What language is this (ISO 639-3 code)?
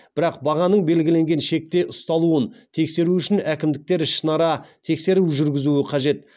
kaz